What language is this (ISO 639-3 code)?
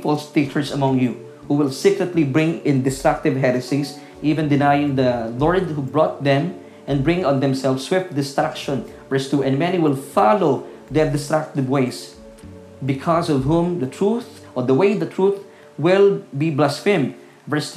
fil